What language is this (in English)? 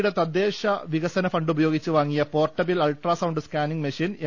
Malayalam